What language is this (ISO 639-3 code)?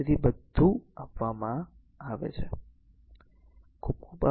guj